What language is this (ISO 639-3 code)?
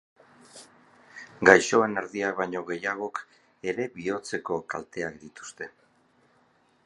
eus